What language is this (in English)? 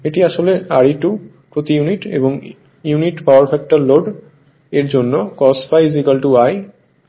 Bangla